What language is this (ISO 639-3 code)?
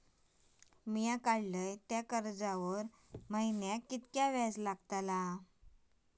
mar